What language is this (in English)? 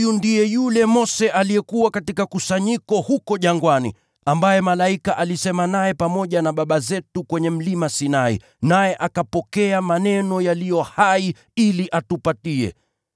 Swahili